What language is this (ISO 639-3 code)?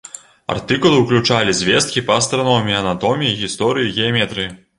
bel